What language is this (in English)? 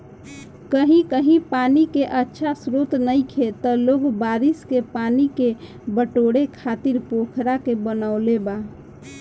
Bhojpuri